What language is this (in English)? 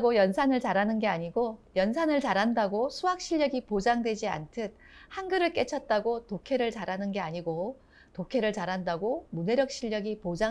Korean